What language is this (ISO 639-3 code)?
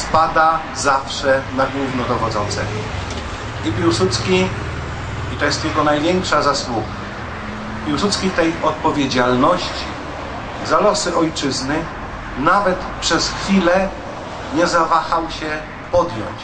pol